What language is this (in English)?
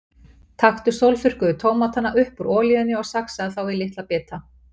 Icelandic